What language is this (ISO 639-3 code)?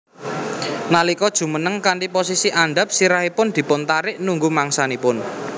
jav